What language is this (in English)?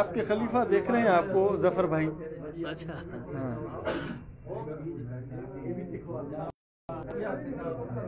Hindi